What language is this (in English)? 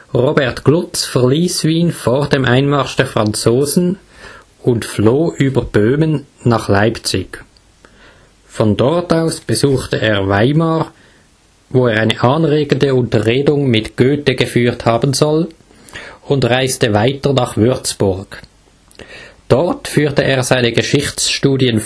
German